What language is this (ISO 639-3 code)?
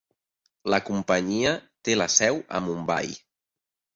cat